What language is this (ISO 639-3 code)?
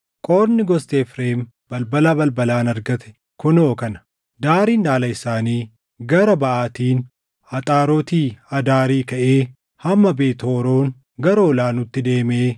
orm